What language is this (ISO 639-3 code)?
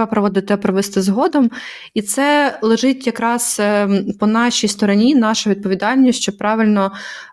ukr